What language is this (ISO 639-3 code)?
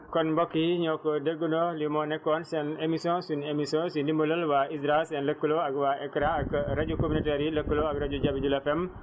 wol